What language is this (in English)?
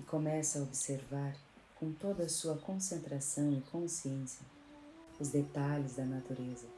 Portuguese